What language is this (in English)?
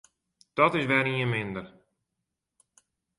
Western Frisian